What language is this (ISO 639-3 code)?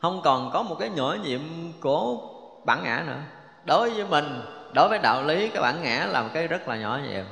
vie